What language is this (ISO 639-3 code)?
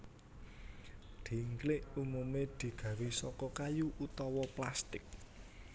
jav